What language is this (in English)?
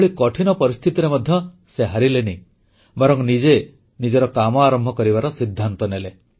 Odia